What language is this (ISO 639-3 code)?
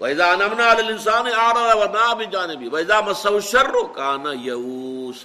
urd